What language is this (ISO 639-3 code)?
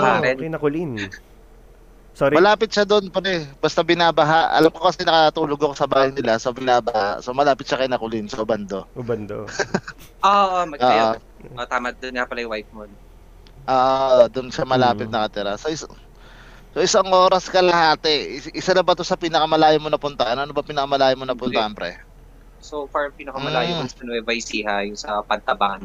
fil